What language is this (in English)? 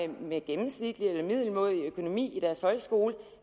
Danish